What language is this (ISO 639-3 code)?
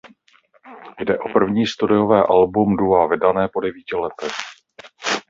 ces